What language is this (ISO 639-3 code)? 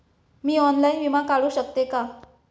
mar